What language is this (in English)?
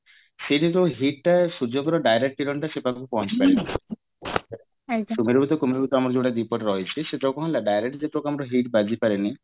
Odia